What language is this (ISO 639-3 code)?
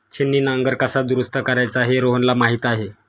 mar